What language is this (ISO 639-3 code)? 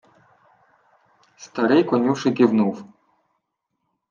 ukr